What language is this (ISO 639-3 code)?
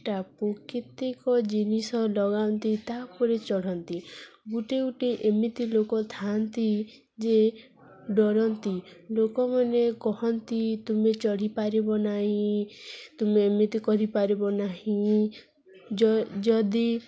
ori